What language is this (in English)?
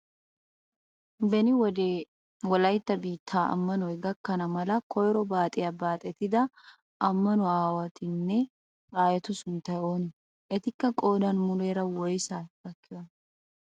Wolaytta